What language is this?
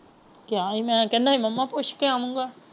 Punjabi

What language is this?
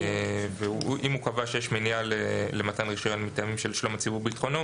Hebrew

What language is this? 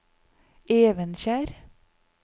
Norwegian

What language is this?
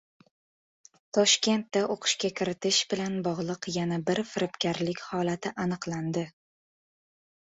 Uzbek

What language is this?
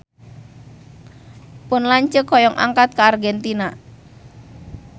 Sundanese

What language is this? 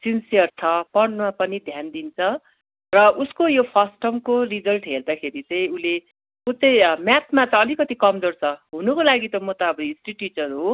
Nepali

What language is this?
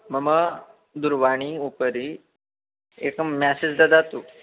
Sanskrit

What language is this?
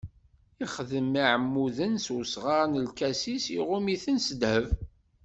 Kabyle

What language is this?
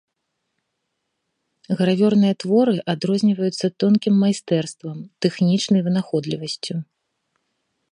Belarusian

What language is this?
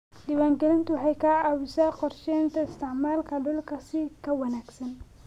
Somali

